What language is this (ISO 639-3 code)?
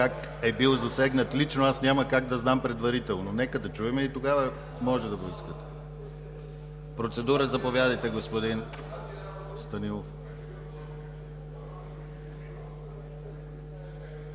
bul